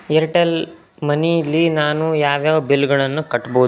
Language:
Kannada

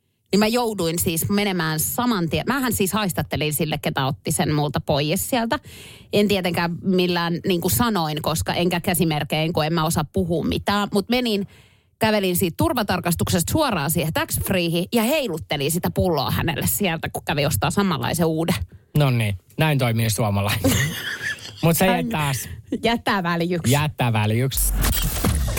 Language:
Finnish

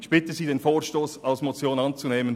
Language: Swiss German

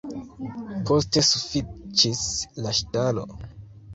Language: Esperanto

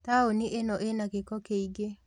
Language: Kikuyu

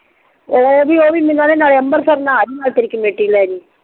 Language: Punjabi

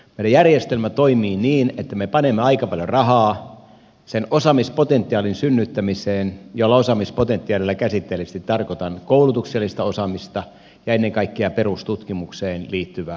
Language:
Finnish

